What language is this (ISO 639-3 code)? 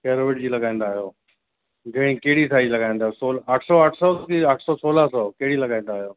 snd